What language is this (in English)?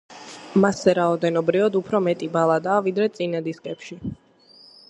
Georgian